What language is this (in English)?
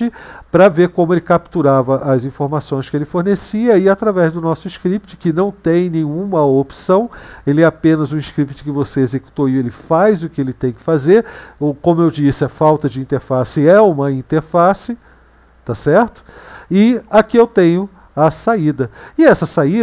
Portuguese